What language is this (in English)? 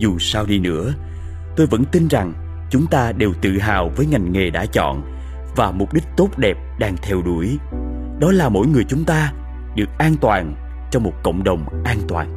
Vietnamese